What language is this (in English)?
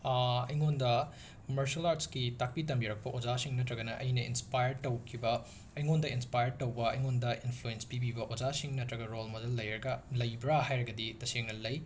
Manipuri